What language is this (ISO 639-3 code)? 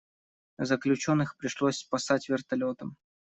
rus